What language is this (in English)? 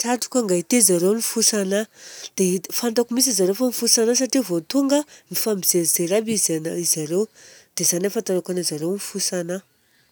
Southern Betsimisaraka Malagasy